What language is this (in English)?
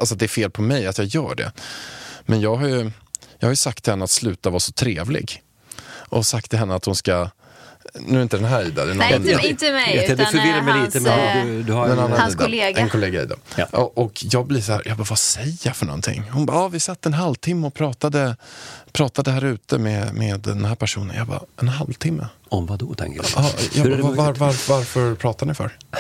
Swedish